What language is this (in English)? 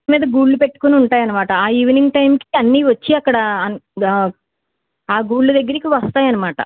Telugu